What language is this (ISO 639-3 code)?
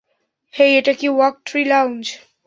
ben